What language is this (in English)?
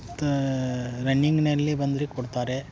Kannada